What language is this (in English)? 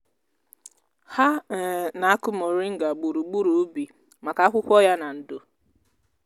Igbo